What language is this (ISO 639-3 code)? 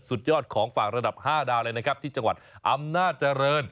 tha